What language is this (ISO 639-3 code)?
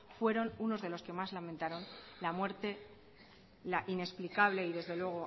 spa